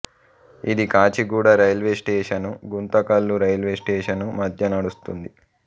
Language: Telugu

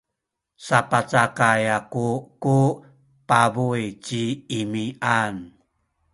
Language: Sakizaya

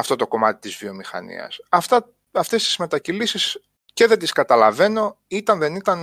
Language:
Greek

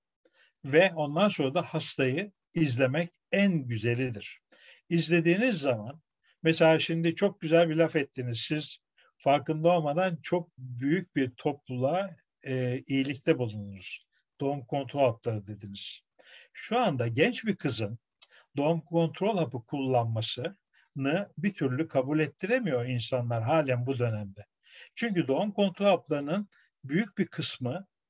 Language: Turkish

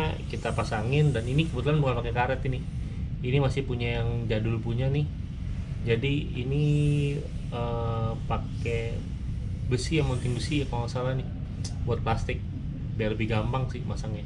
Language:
Indonesian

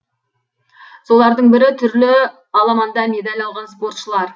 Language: Kazakh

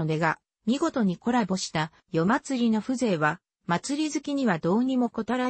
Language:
Japanese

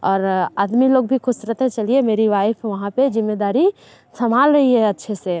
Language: Hindi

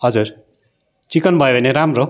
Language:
Nepali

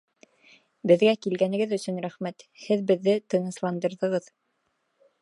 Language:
Bashkir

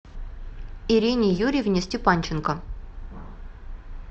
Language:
Russian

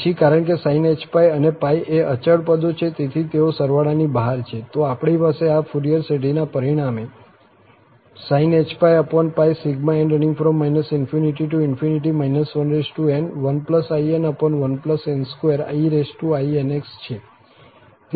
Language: Gujarati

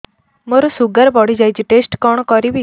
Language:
Odia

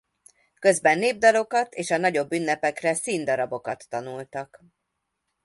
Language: Hungarian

